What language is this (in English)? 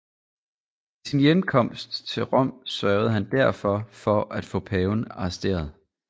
Danish